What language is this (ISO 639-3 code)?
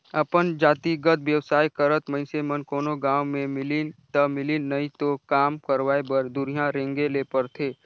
hne